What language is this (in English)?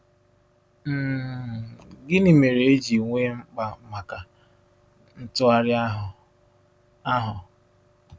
Igbo